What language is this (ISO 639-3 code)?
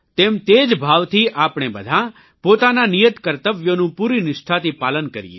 guj